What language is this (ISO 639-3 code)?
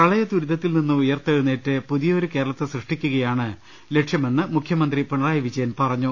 mal